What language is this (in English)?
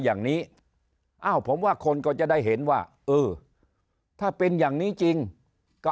Thai